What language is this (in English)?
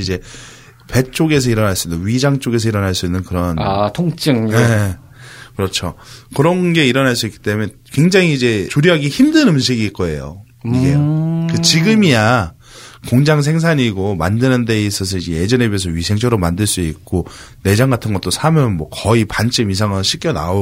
Korean